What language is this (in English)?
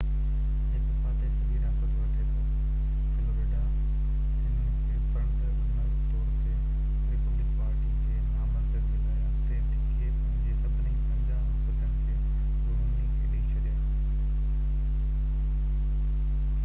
Sindhi